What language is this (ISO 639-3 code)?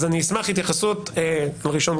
heb